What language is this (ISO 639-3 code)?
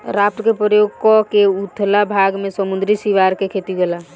bho